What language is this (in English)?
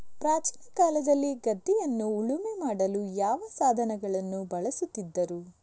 Kannada